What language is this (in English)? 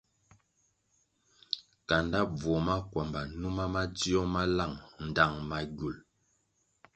Kwasio